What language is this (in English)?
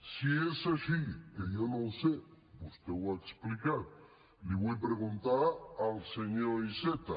Catalan